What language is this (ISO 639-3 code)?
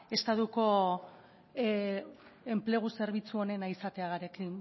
eus